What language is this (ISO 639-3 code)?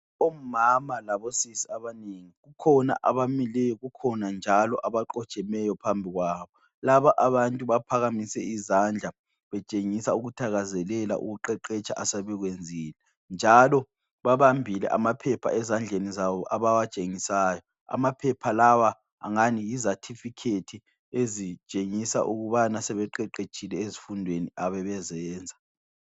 nde